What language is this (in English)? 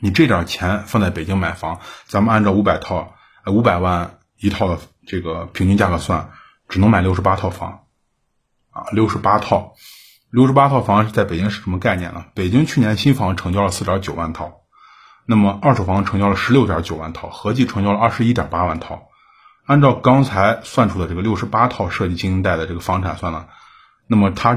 Chinese